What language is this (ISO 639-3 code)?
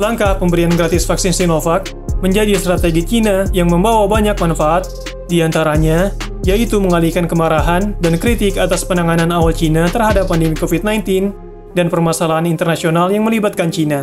ind